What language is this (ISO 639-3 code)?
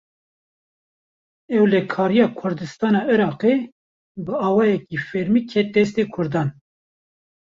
kur